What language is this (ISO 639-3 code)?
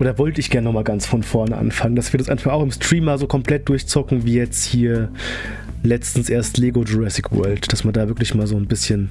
deu